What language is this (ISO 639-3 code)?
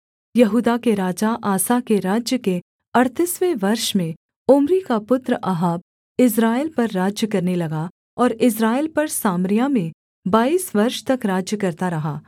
hin